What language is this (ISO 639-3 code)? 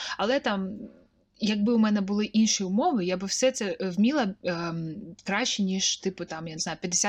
ukr